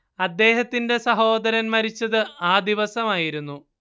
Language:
Malayalam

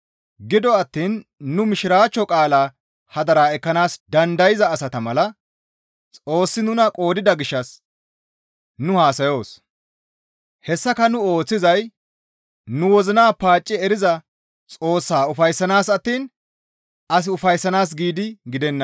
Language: Gamo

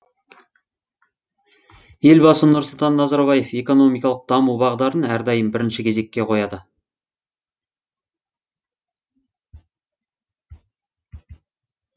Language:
Kazakh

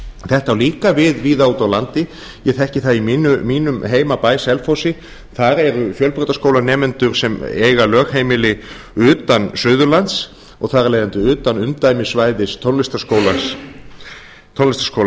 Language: Icelandic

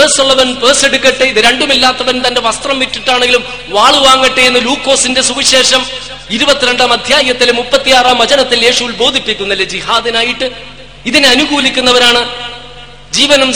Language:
Malayalam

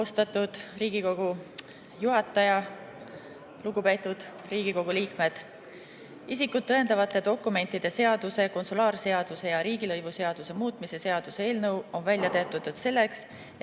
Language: Estonian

